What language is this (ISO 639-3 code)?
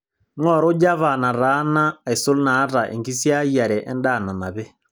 mas